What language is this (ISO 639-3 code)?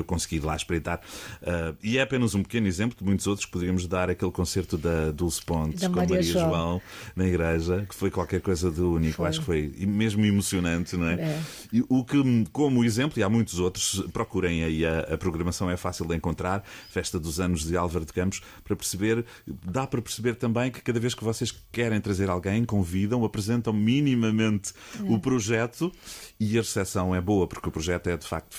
por